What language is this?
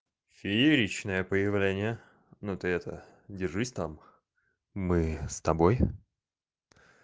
Russian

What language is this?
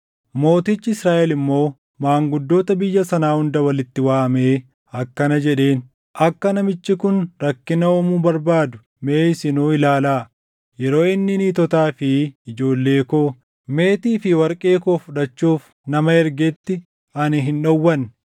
Oromo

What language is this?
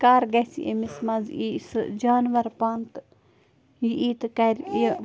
Kashmiri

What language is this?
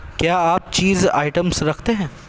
Urdu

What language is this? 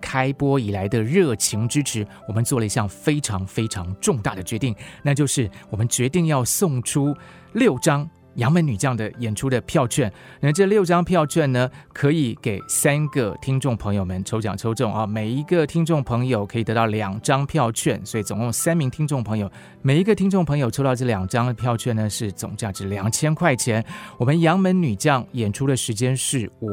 Chinese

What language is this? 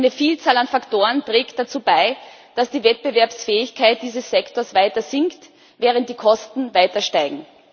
German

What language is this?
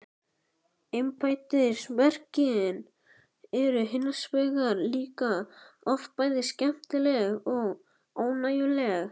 Icelandic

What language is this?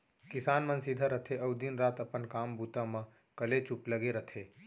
Chhattisgarhi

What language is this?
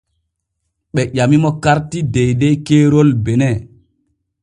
Borgu Fulfulde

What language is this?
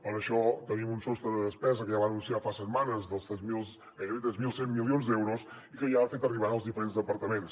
Catalan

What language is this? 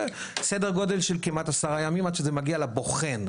Hebrew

